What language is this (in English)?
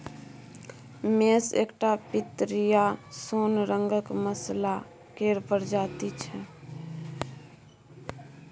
Maithili